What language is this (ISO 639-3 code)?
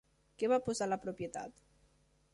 cat